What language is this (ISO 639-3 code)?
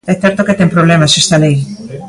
glg